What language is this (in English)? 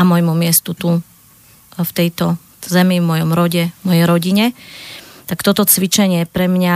Slovak